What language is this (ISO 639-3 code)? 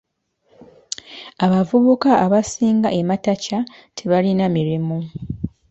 lug